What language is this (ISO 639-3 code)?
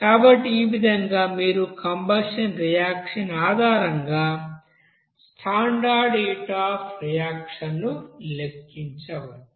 tel